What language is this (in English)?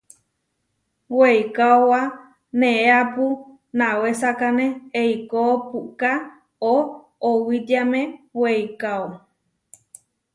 Huarijio